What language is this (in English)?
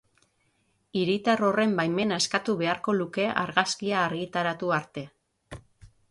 Basque